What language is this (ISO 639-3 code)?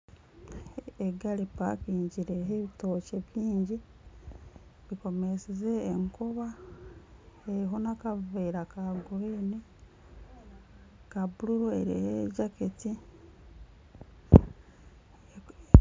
nyn